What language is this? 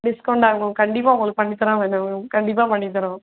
Tamil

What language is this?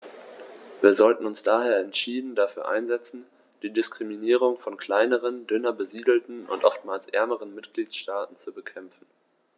German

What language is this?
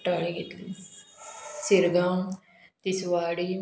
Konkani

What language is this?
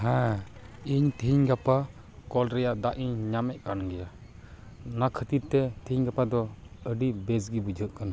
Santali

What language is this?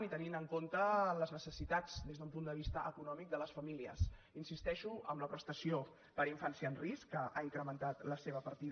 Catalan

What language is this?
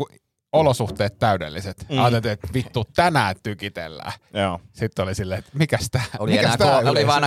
Finnish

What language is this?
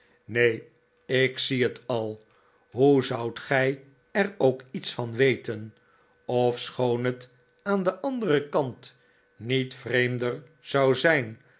Dutch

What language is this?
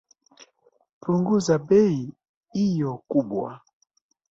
Swahili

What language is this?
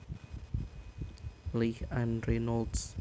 Javanese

